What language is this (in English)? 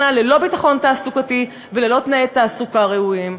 Hebrew